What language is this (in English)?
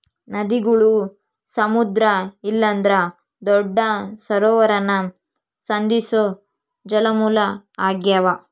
Kannada